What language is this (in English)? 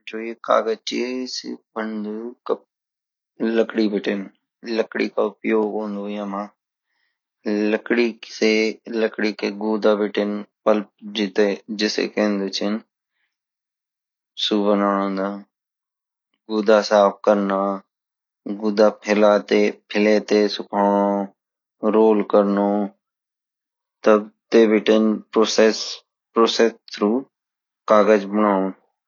Garhwali